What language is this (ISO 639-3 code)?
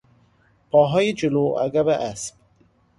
fas